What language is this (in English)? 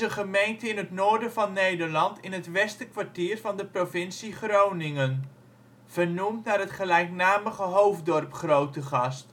Dutch